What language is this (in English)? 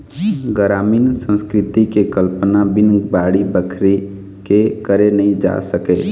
Chhattisgarhi